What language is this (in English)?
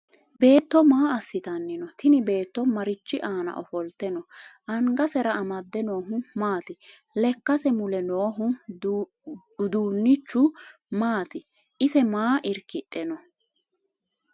Sidamo